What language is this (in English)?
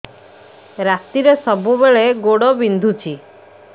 Odia